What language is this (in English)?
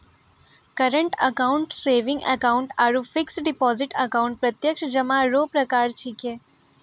Maithili